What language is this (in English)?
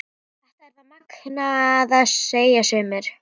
Icelandic